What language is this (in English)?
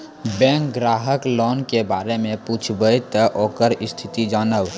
Maithili